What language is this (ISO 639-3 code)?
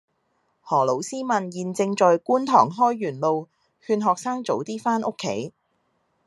yue